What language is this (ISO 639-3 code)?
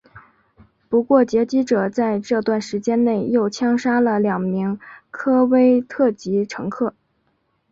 zho